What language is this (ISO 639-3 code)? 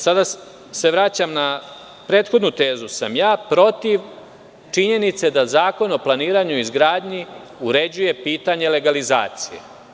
srp